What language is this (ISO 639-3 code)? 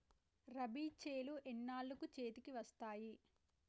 tel